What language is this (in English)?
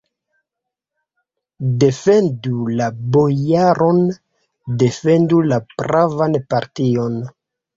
Esperanto